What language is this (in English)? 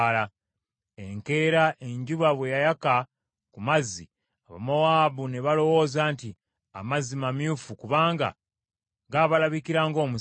Ganda